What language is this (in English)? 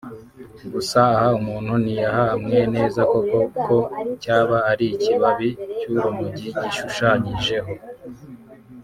Kinyarwanda